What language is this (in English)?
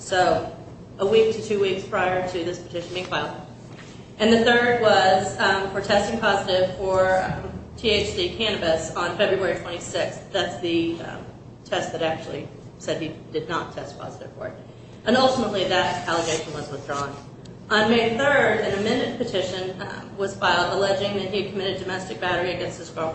English